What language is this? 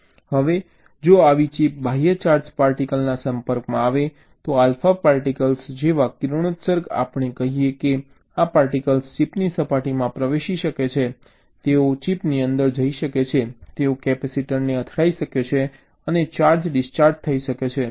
Gujarati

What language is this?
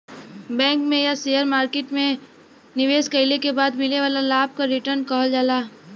Bhojpuri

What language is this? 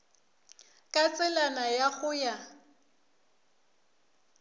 Northern Sotho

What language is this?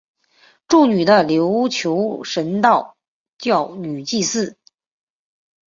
Chinese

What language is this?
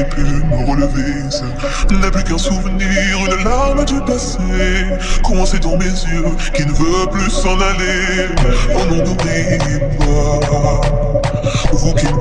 Arabic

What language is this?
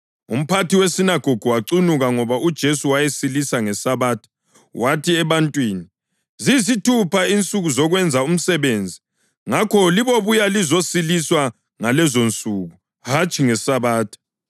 North Ndebele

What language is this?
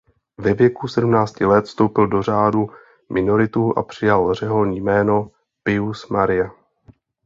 Czech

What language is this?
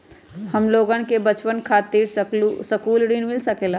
Magahi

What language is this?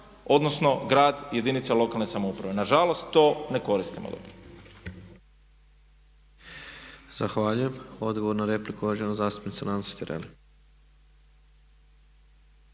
Croatian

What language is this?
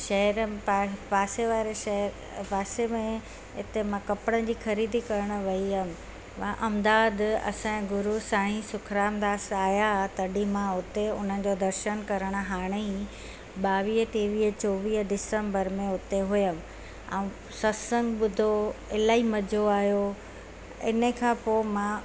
Sindhi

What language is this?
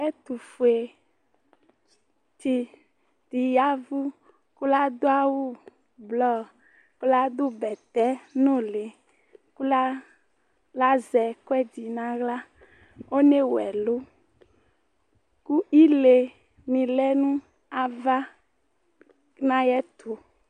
Ikposo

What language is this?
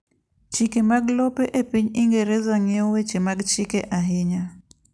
Luo (Kenya and Tanzania)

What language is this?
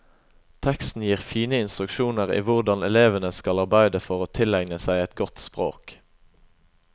Norwegian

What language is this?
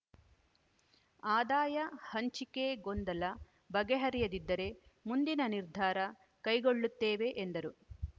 Kannada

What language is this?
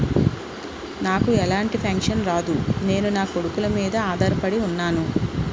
Telugu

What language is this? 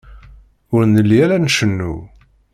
Kabyle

